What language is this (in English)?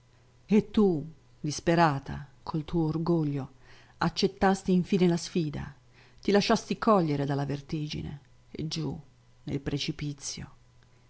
Italian